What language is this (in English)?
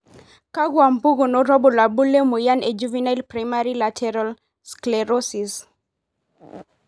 Masai